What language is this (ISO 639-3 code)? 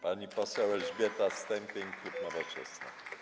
pol